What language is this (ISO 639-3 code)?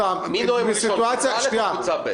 heb